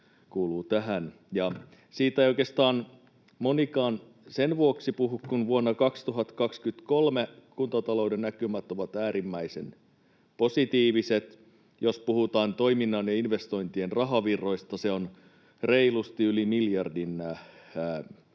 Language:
Finnish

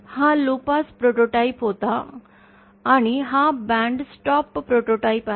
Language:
Marathi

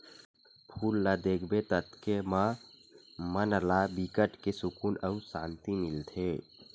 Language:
Chhattisgarhi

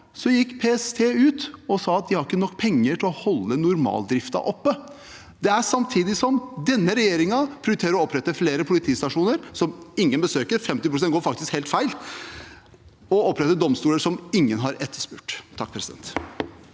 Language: Norwegian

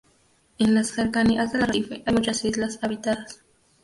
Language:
Spanish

